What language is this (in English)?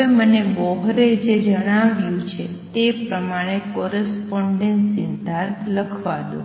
Gujarati